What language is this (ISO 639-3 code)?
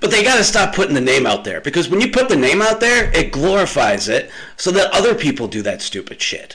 eng